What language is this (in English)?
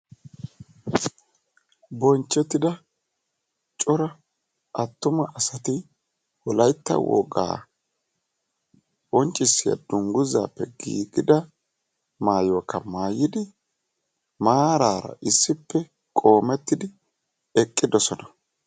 Wolaytta